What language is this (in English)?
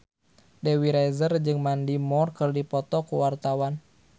Sundanese